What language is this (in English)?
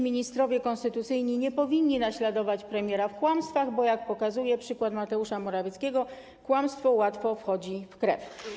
Polish